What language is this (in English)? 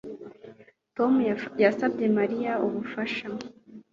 Kinyarwanda